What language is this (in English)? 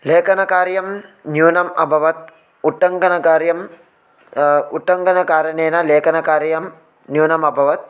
Sanskrit